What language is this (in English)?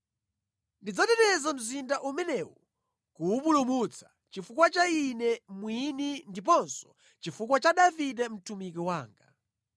Nyanja